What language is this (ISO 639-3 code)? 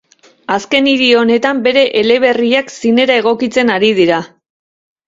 eus